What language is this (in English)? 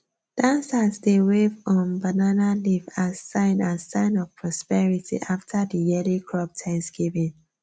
Nigerian Pidgin